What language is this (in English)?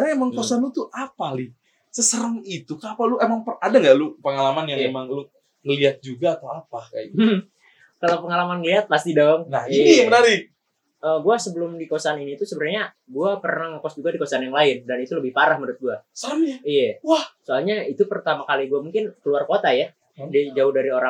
Indonesian